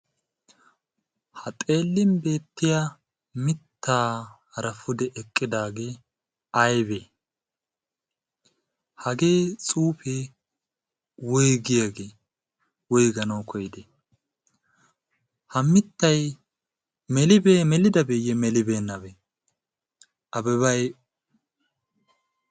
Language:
Wolaytta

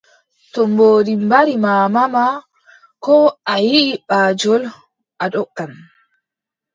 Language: Adamawa Fulfulde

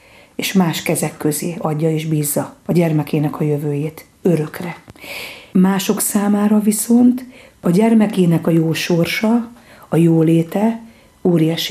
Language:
Hungarian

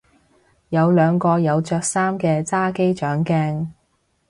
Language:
Cantonese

